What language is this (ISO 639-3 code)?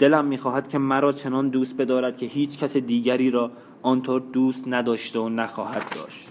fas